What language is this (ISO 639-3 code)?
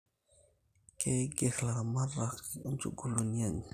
mas